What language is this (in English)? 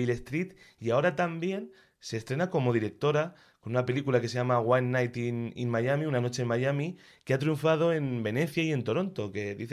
Spanish